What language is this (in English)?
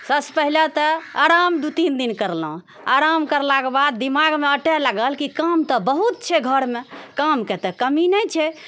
Maithili